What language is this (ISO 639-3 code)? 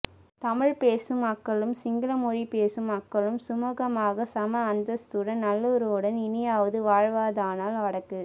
tam